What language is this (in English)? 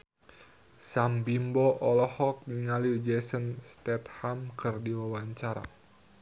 Sundanese